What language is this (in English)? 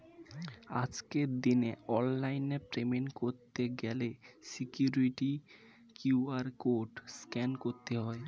Bangla